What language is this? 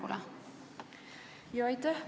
Estonian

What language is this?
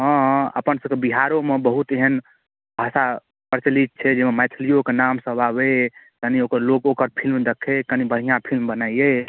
Maithili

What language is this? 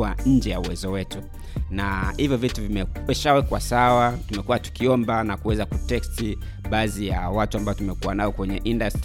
Swahili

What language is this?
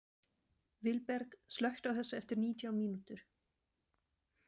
Icelandic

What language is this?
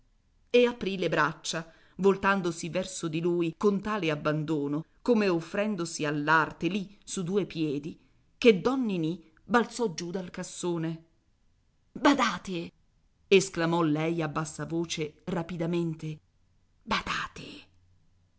Italian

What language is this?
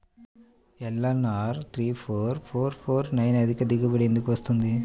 Telugu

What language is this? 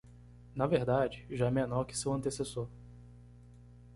Portuguese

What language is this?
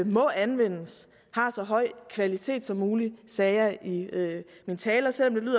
Danish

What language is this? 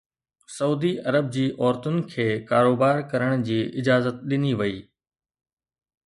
Sindhi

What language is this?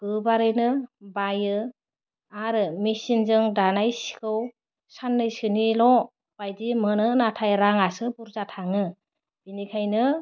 Bodo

